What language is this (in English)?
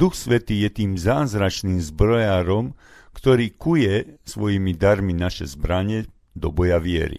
Slovak